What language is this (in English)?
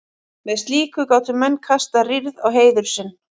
Icelandic